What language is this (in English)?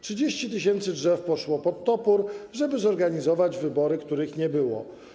Polish